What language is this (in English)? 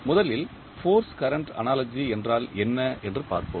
Tamil